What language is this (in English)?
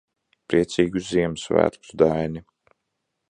Latvian